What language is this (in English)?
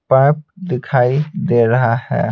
Hindi